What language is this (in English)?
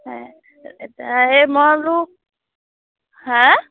Assamese